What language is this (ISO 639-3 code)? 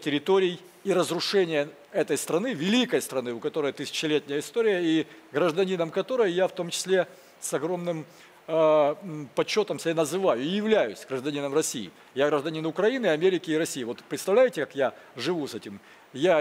rus